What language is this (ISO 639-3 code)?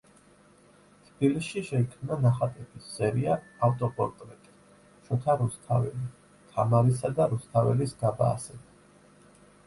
kat